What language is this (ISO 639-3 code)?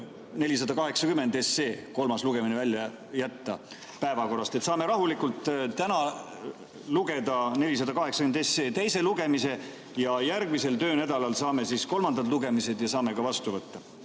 est